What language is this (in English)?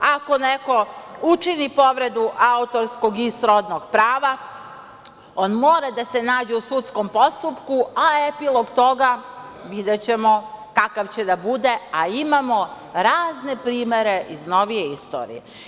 Serbian